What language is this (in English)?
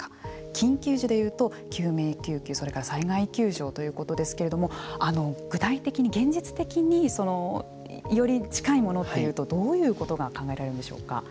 Japanese